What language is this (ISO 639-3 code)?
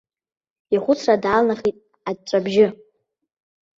abk